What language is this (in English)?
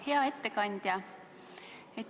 Estonian